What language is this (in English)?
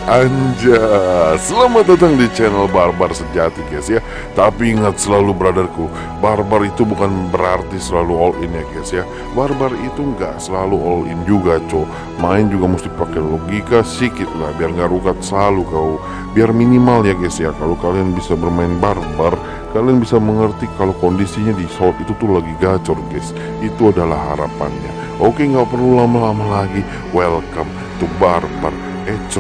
Indonesian